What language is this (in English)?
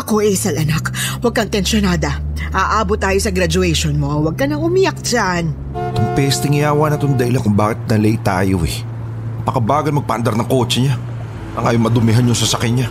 Filipino